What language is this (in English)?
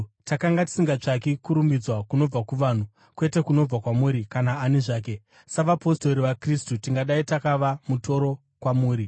Shona